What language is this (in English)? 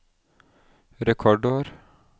Norwegian